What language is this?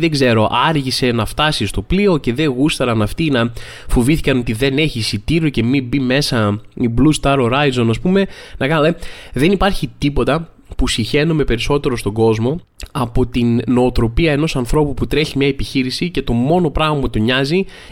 Greek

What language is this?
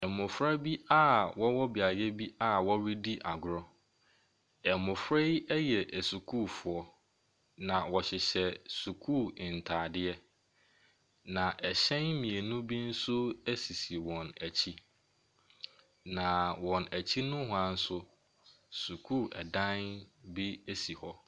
Akan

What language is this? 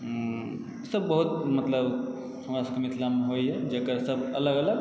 Maithili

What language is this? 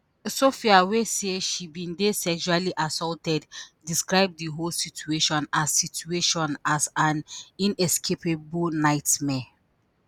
Nigerian Pidgin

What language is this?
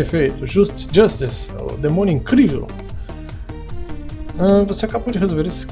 Portuguese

